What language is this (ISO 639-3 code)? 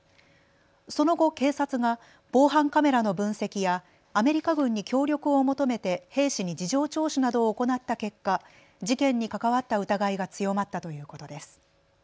jpn